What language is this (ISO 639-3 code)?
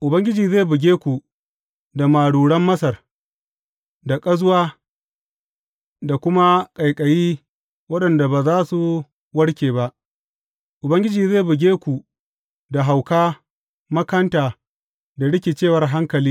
hau